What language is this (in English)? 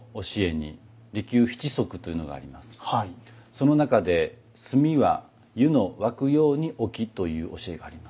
Japanese